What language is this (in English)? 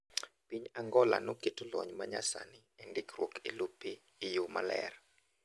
Luo (Kenya and Tanzania)